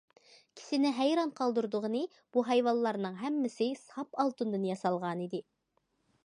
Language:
Uyghur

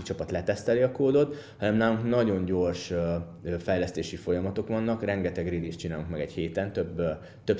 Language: Hungarian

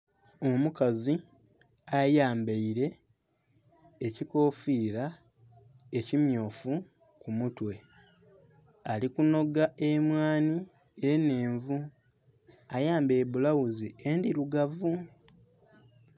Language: Soga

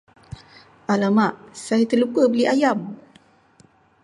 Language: Malay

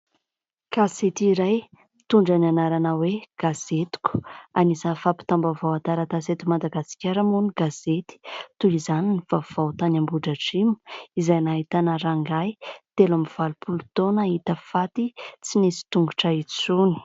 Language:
Malagasy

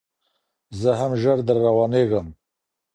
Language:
Pashto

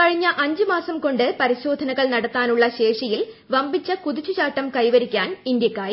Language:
Malayalam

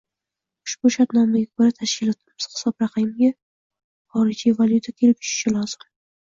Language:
Uzbek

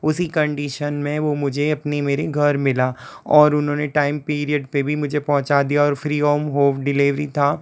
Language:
Hindi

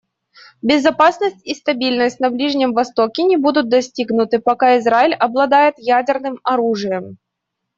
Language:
Russian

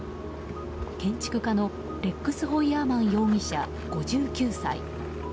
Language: Japanese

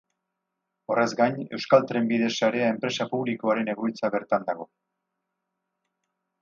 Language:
Basque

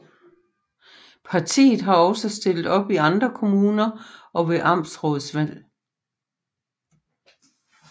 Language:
Danish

